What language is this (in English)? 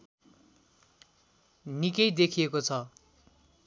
Nepali